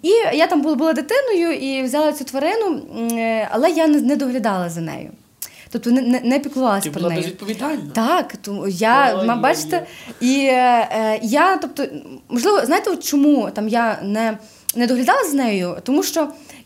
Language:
Ukrainian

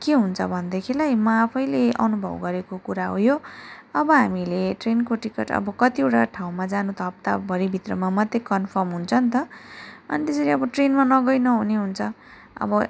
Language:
Nepali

